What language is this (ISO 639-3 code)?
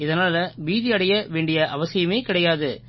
tam